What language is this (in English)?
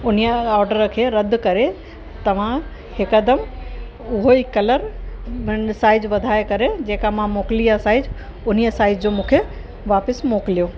Sindhi